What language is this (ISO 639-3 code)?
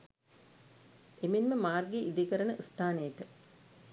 sin